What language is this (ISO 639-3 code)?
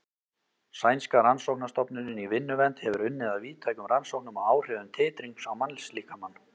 isl